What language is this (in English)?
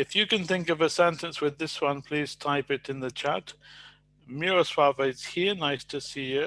English